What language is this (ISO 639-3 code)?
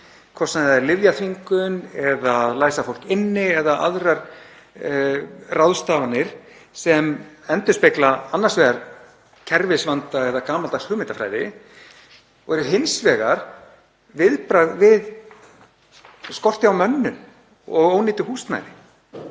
isl